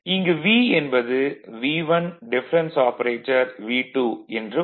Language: Tamil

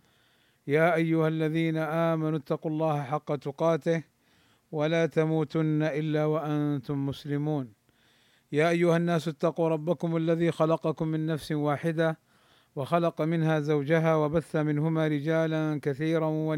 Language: Arabic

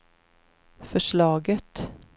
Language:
Swedish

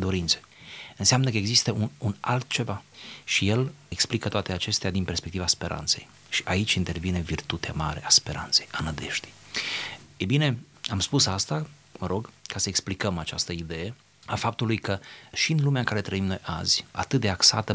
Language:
Romanian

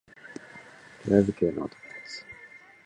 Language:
Japanese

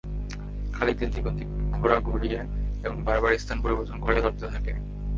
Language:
Bangla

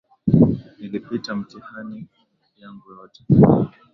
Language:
Swahili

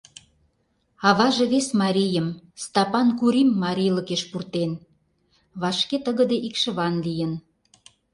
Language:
Mari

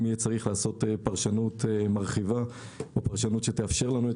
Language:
Hebrew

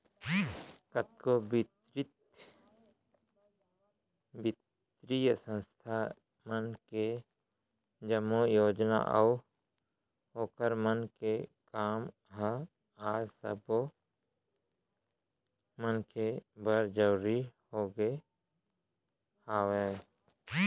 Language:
Chhattisgarhi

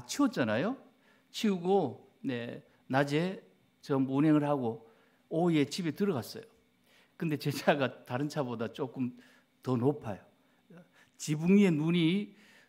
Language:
Korean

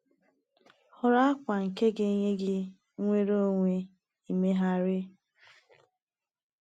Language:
Igbo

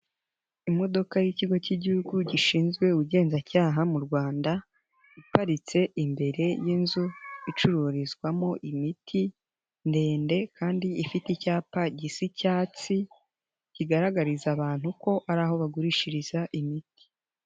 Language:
Kinyarwanda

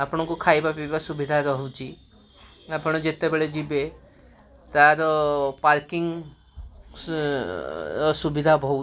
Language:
Odia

